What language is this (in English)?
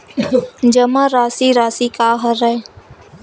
Chhattisgarhi